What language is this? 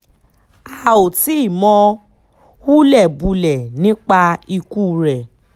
Yoruba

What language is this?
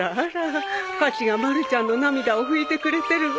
Japanese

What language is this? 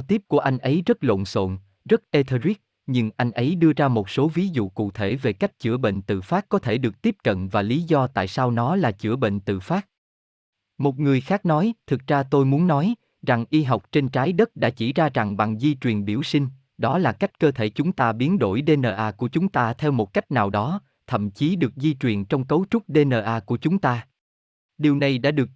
Vietnamese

